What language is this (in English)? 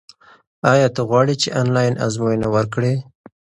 Pashto